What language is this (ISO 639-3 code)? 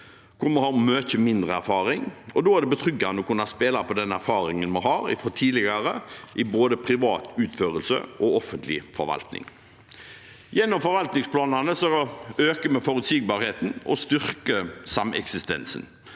nor